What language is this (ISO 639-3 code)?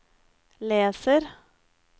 nor